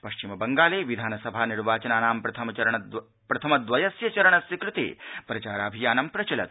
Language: Sanskrit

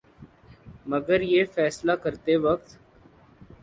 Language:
Urdu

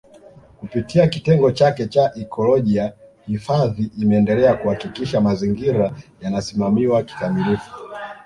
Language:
Swahili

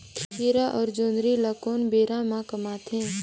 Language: Chhattisgarhi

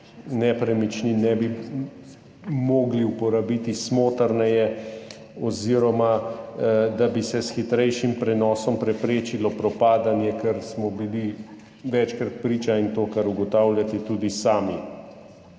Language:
Slovenian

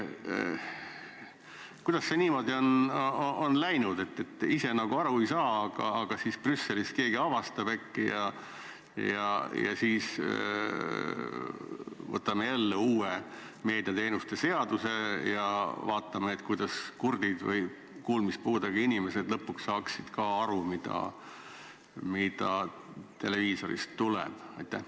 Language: Estonian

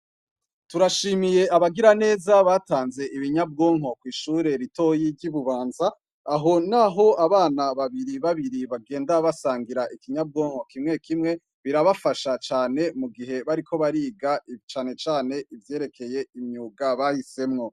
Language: Rundi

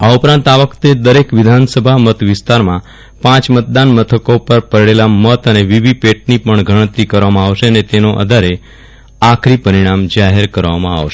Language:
Gujarati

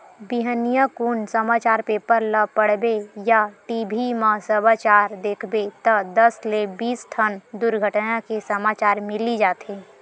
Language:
Chhattisgarhi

